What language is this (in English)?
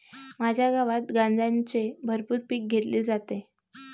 Marathi